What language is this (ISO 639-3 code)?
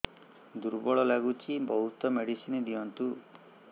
ori